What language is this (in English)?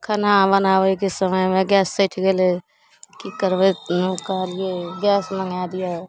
Maithili